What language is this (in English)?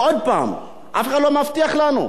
Hebrew